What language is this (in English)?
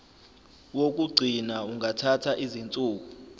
Zulu